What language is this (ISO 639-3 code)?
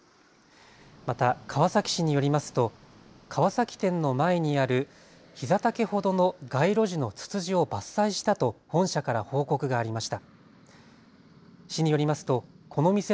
jpn